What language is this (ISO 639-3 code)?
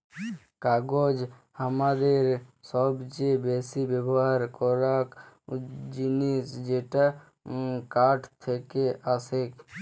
ben